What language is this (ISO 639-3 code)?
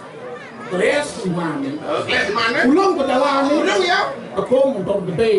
ind